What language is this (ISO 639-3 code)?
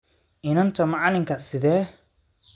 som